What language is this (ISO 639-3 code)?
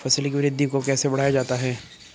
hin